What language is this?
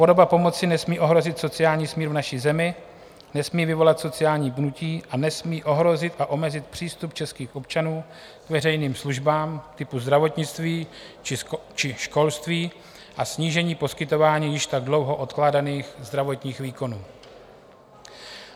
Czech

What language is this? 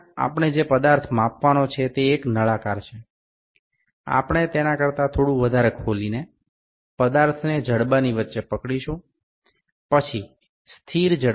Bangla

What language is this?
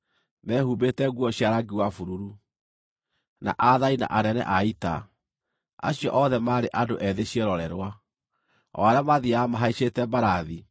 Kikuyu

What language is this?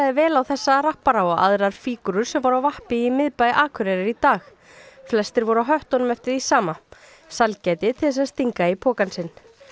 Icelandic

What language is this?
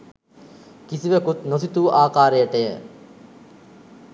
Sinhala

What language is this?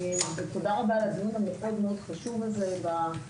Hebrew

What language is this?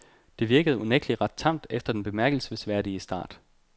Danish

